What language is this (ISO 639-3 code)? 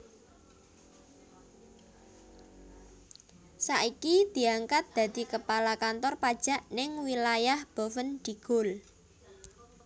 jav